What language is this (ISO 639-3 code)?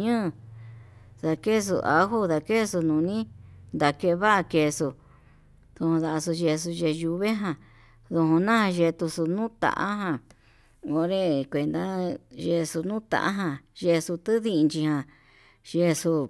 mab